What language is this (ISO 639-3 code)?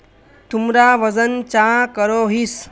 mag